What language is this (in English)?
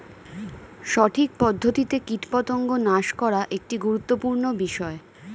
Bangla